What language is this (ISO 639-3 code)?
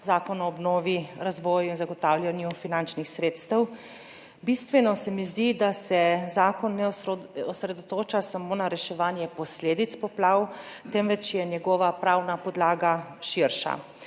slv